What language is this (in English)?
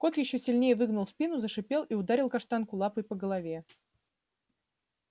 Russian